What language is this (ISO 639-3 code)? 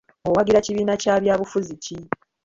lug